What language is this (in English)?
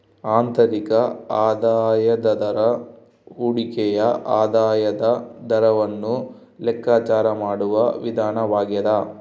Kannada